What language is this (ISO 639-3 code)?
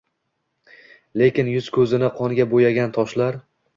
uzb